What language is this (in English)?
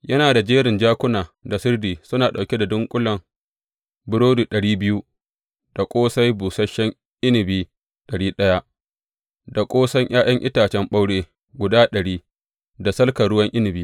Hausa